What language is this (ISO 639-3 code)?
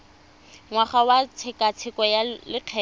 tsn